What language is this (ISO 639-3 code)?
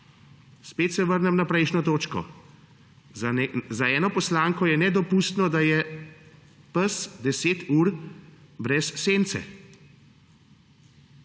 slv